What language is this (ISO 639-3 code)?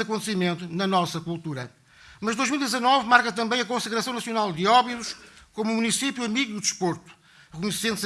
por